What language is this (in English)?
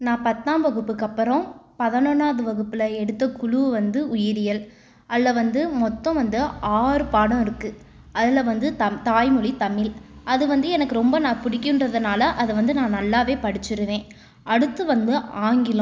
Tamil